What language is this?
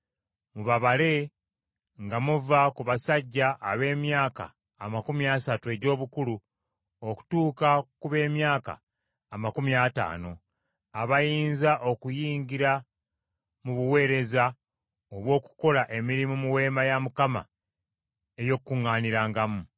Ganda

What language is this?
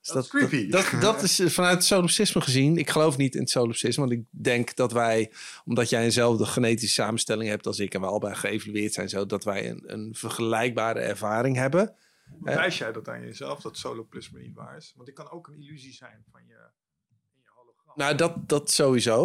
Dutch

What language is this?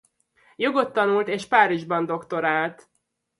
Hungarian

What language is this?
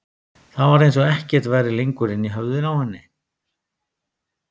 Icelandic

